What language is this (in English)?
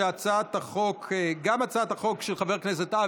Hebrew